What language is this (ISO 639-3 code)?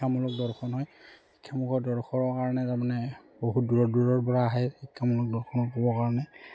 asm